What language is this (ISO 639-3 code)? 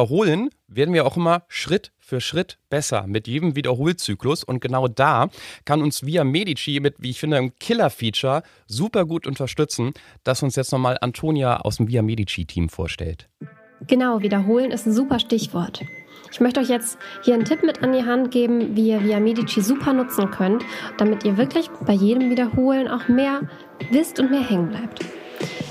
deu